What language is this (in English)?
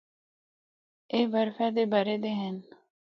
Northern Hindko